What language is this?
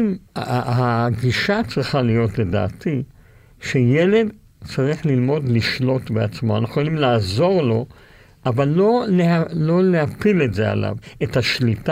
Hebrew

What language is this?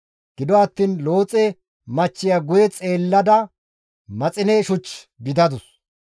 Gamo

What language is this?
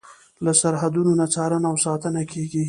Pashto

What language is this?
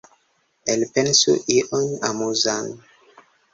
Esperanto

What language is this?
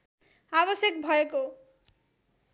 Nepali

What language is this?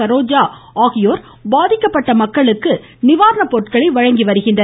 Tamil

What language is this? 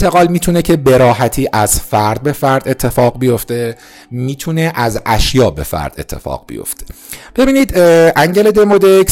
Persian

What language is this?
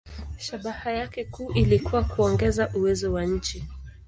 Swahili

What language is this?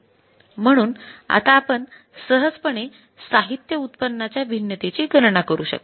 Marathi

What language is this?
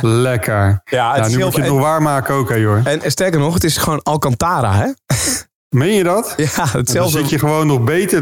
Dutch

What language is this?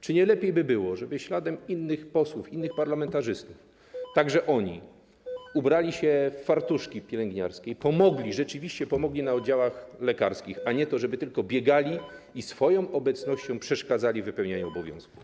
Polish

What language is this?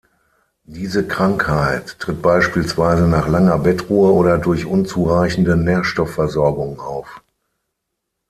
German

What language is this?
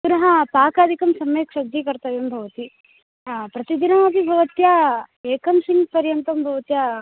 Sanskrit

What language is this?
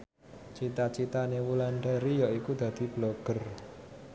Javanese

